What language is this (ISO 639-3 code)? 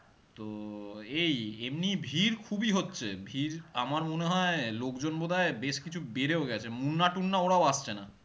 ben